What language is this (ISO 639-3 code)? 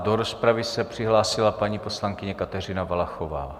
ces